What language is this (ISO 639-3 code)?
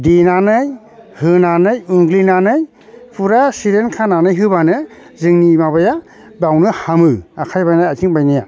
brx